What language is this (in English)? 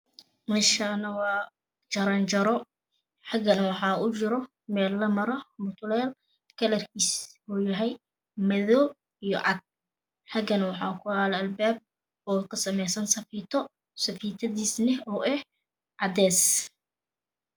Somali